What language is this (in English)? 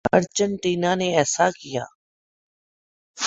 Urdu